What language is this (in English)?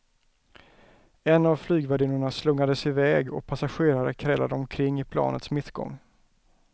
Swedish